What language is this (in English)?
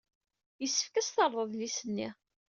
Kabyle